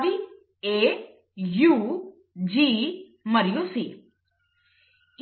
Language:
Telugu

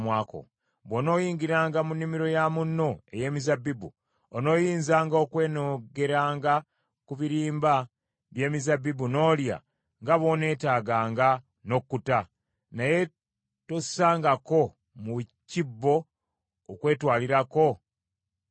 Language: Ganda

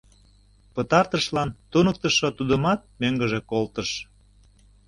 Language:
Mari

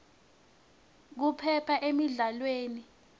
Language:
Swati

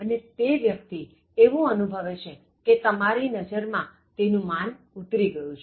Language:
Gujarati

